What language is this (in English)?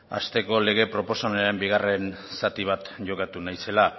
Basque